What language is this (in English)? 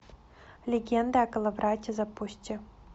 Russian